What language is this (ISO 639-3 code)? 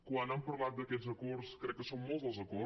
cat